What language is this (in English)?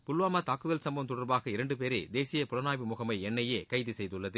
Tamil